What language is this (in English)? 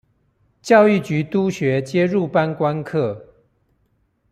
Chinese